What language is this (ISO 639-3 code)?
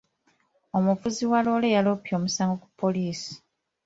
lug